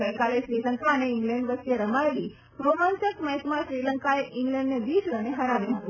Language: Gujarati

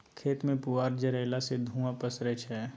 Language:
Maithili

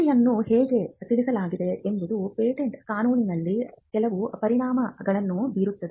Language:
Kannada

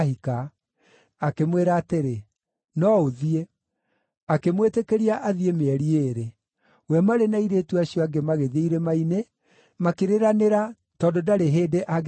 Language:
Kikuyu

